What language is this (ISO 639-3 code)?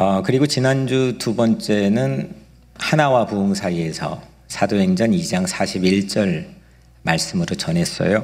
kor